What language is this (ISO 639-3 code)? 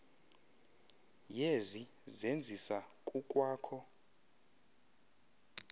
xho